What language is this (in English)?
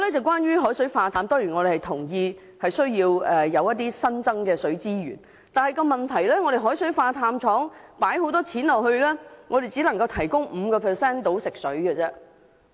Cantonese